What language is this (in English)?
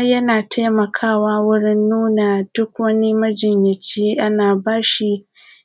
Hausa